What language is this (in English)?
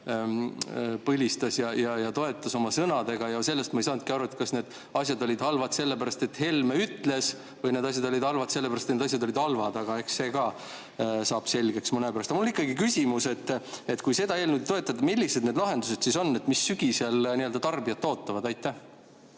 Estonian